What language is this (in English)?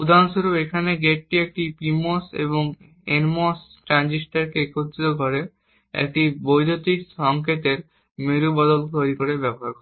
Bangla